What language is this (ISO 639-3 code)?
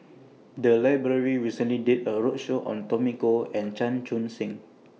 eng